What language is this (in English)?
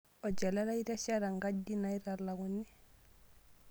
Masai